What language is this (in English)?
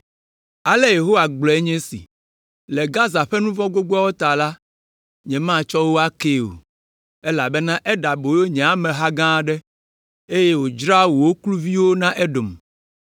Ewe